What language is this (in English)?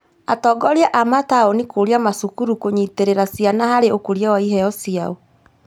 Kikuyu